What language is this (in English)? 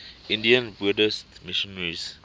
English